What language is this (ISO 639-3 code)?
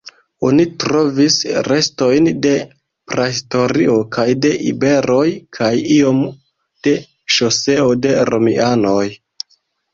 epo